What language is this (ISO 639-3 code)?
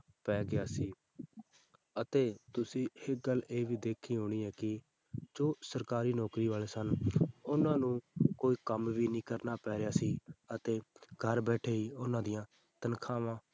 pan